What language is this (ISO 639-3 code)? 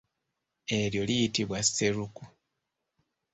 lug